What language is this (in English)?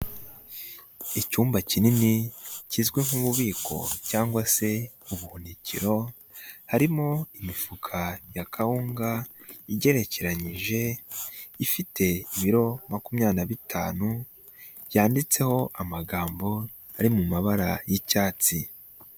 Kinyarwanda